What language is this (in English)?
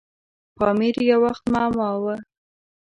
Pashto